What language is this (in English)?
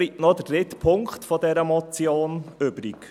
Swiss German